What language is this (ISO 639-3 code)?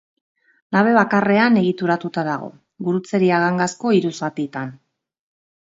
eus